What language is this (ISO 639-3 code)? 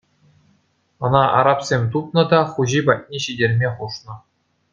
chv